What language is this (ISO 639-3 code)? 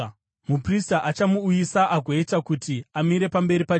sna